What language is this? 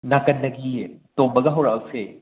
Manipuri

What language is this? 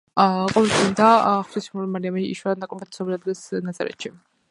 Georgian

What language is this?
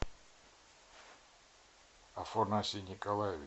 Russian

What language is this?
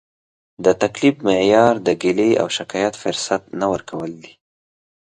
Pashto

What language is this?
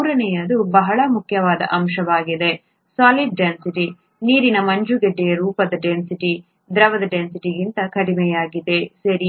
Kannada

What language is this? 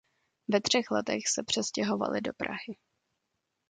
Czech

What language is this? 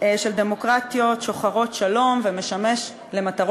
Hebrew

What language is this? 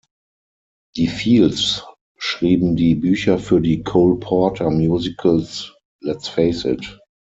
German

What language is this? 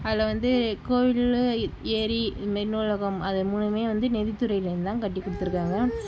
Tamil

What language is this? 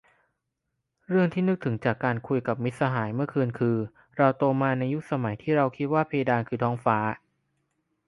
Thai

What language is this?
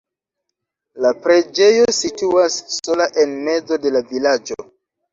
Esperanto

